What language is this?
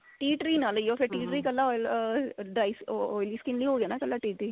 Punjabi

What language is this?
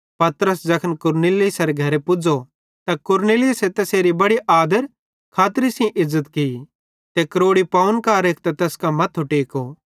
Bhadrawahi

